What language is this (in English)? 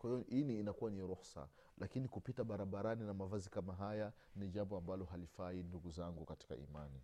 Swahili